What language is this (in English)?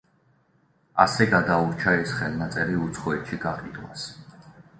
Georgian